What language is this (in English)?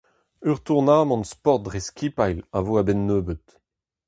Breton